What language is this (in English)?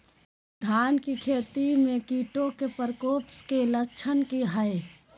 Magahi